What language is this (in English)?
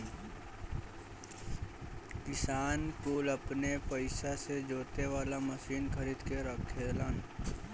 Bhojpuri